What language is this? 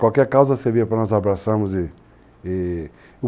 Portuguese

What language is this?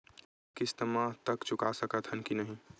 Chhattisgarhi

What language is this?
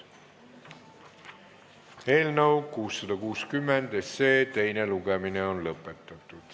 Estonian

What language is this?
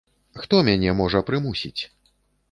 Belarusian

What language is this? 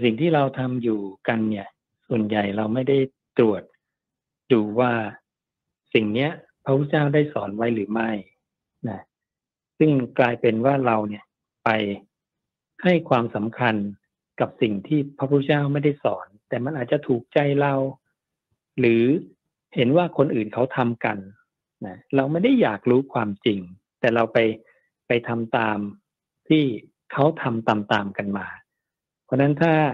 Thai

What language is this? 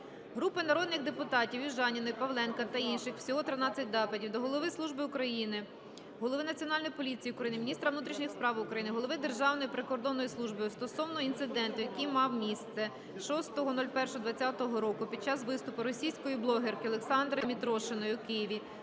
Ukrainian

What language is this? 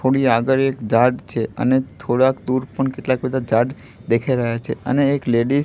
Gujarati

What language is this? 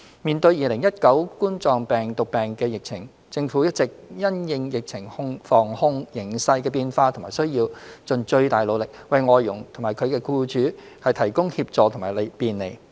Cantonese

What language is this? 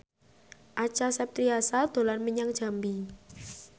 Javanese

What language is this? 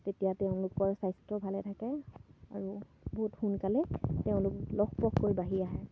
Assamese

